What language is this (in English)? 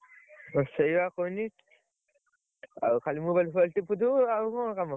Odia